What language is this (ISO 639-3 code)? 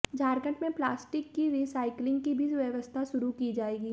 hin